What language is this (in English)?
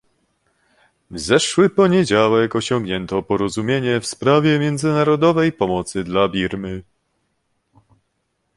Polish